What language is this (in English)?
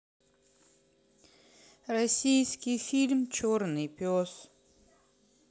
Russian